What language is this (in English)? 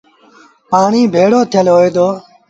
Sindhi Bhil